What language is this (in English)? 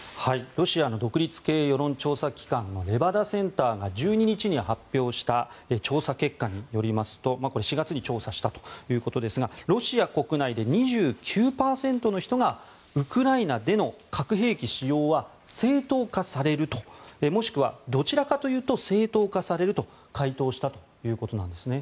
Japanese